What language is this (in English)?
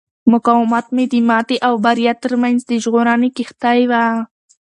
Pashto